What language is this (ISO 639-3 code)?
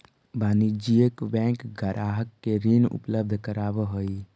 mag